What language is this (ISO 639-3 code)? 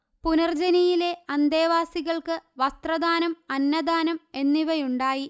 mal